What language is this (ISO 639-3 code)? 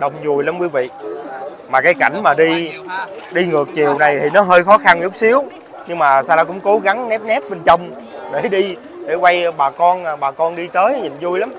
vie